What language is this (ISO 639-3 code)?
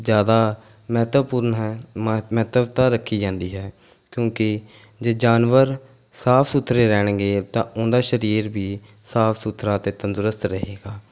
pan